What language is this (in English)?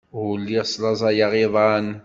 Kabyle